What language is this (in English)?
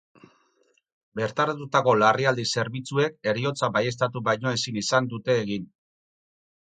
Basque